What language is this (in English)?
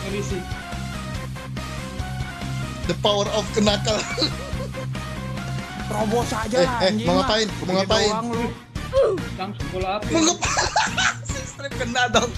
Indonesian